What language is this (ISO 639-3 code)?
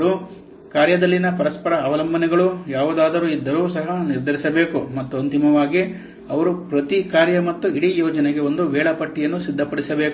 kan